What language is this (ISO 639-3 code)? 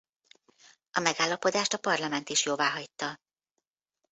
hun